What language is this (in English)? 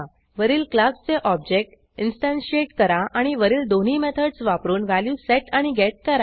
Marathi